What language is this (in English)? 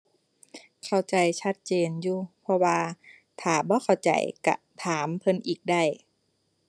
Thai